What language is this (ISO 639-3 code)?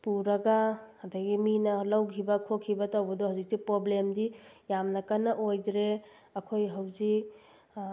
mni